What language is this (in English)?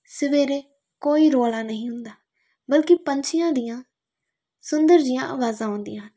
Punjabi